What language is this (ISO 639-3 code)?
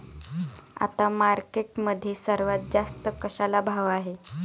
mar